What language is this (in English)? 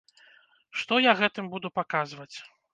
Belarusian